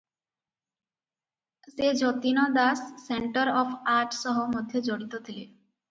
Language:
Odia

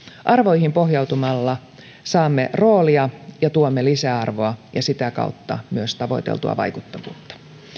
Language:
Finnish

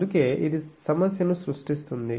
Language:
Telugu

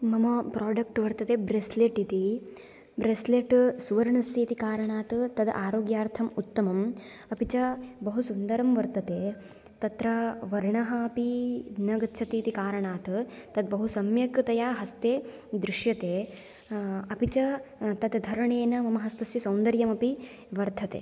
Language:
Sanskrit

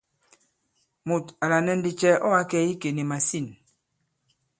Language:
Bankon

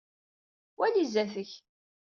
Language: Kabyle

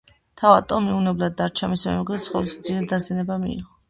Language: Georgian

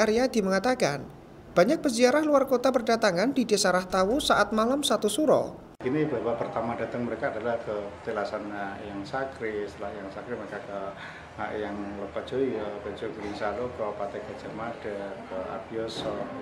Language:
Indonesian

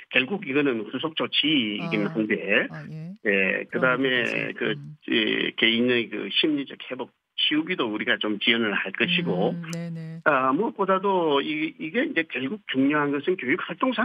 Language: Korean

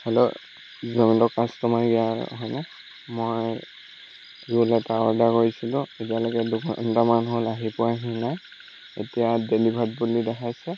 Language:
Assamese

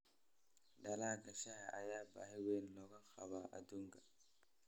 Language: Somali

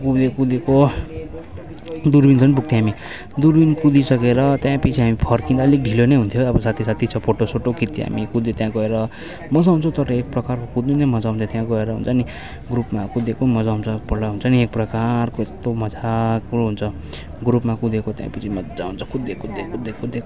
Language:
Nepali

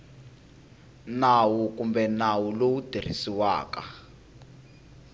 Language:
Tsonga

